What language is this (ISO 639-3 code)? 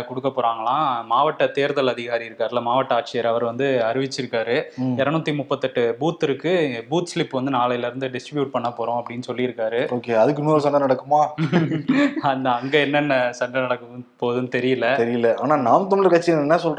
tam